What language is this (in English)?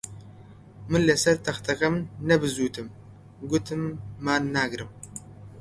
Central Kurdish